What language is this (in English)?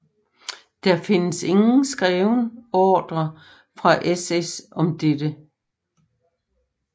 Danish